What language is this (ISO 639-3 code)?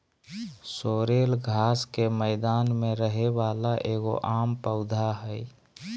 mag